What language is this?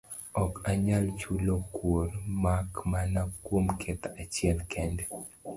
Luo (Kenya and Tanzania)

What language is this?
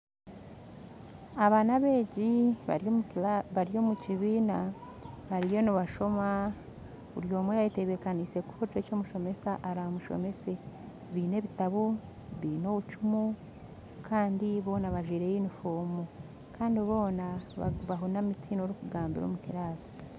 Nyankole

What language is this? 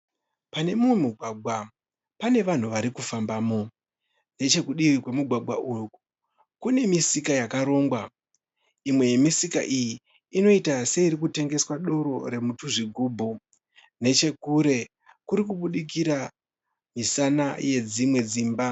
Shona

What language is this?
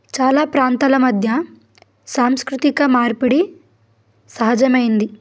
Telugu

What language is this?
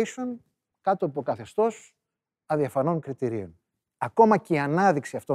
Greek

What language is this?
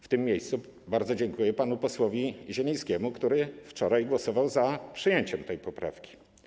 Polish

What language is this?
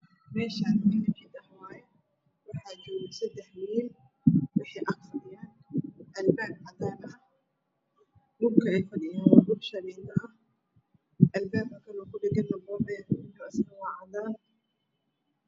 Somali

